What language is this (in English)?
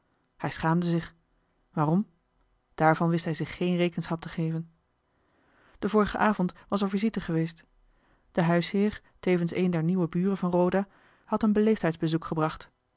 Dutch